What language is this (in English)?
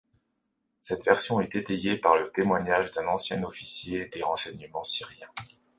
French